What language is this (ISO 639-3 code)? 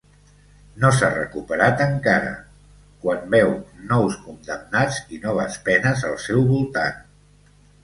cat